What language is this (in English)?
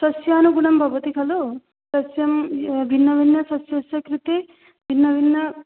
Sanskrit